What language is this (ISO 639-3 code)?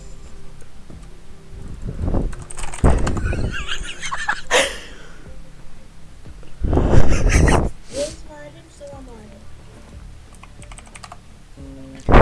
tur